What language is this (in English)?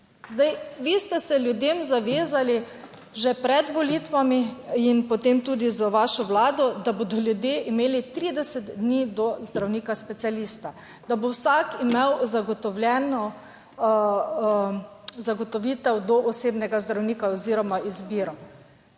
Slovenian